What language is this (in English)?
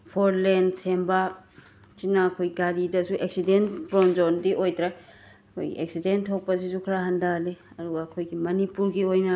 Manipuri